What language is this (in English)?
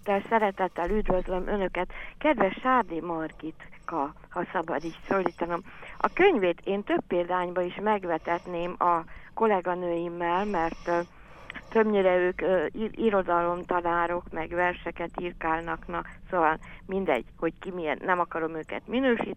Hungarian